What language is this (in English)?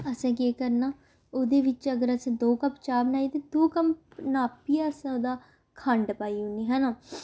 Dogri